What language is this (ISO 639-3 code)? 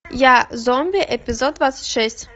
rus